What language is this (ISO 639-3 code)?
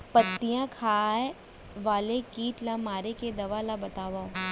hne